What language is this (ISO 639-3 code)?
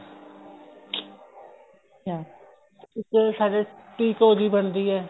pan